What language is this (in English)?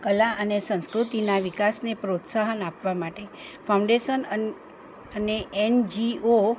Gujarati